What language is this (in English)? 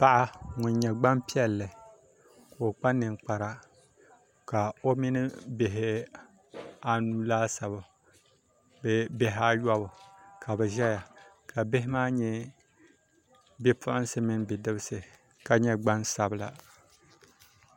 Dagbani